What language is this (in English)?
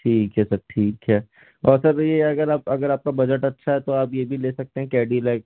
Hindi